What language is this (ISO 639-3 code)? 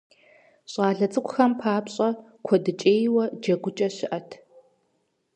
kbd